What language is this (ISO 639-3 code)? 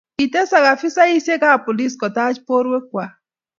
kln